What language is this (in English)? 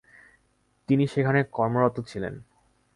Bangla